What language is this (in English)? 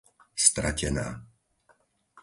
Slovak